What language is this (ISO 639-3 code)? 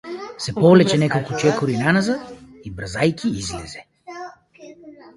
mkd